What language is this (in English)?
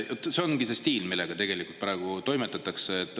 Estonian